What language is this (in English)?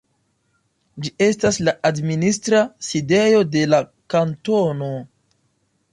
Esperanto